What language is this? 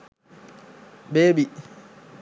Sinhala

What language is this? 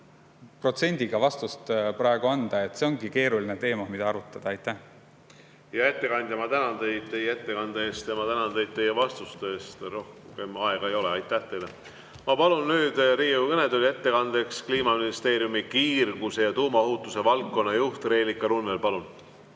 Estonian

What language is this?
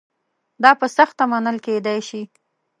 Pashto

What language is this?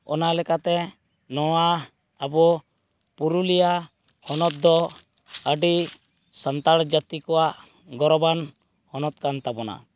Santali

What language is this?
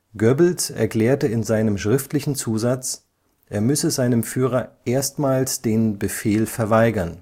German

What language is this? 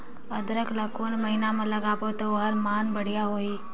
Chhattisgarhi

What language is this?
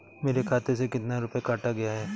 Hindi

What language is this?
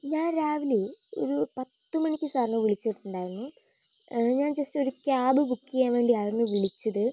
Malayalam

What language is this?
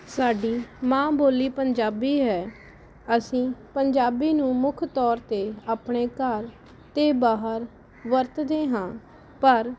Punjabi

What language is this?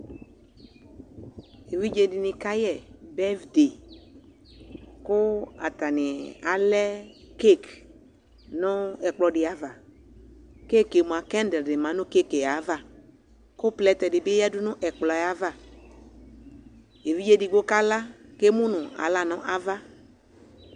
Ikposo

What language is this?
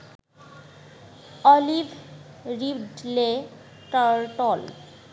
Bangla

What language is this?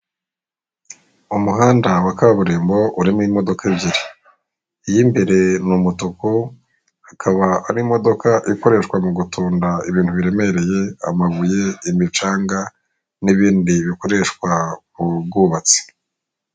Kinyarwanda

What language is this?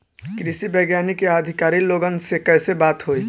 Bhojpuri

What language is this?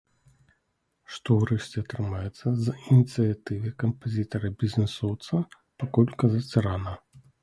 Belarusian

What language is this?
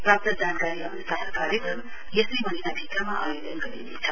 Nepali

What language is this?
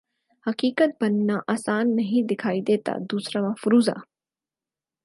Urdu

